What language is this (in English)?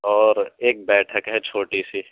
Urdu